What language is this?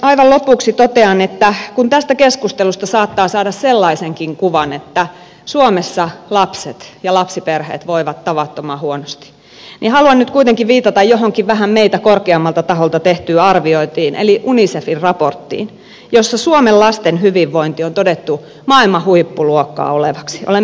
Finnish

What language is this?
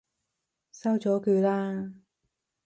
Cantonese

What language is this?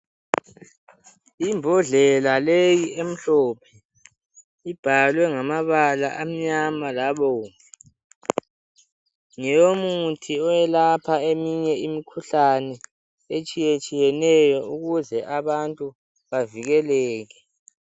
North Ndebele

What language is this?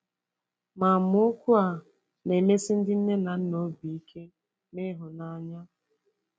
Igbo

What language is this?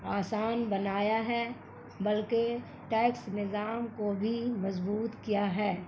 Urdu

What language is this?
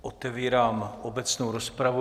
Czech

